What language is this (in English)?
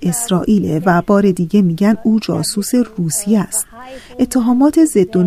Persian